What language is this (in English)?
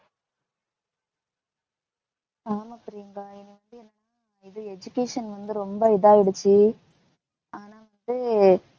Tamil